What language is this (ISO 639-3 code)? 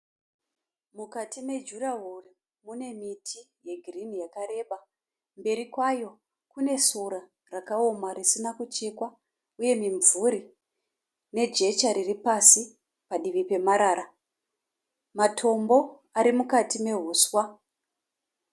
sna